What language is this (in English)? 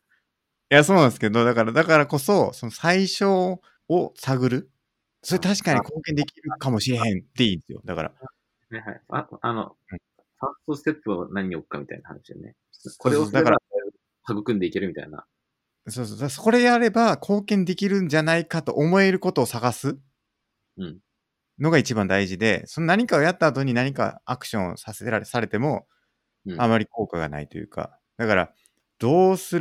Japanese